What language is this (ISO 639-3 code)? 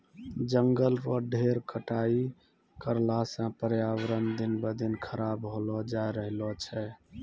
mai